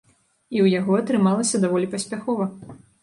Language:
Belarusian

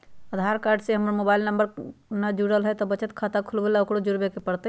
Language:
Magahi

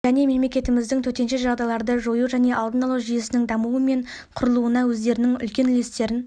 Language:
Kazakh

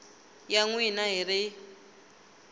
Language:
Tsonga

